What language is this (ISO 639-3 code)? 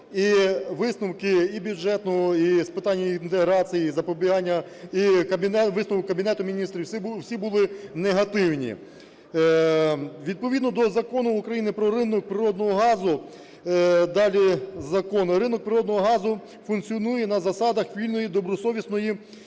ukr